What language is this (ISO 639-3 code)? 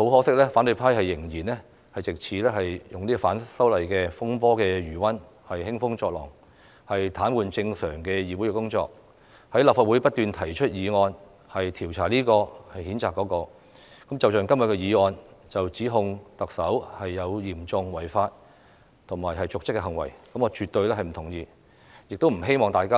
yue